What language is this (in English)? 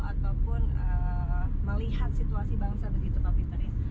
Indonesian